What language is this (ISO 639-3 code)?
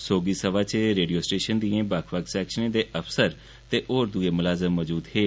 doi